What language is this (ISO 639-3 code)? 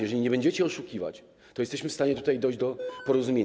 pol